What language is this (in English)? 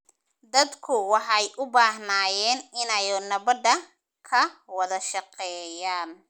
Somali